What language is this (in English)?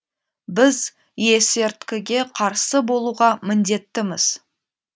Kazakh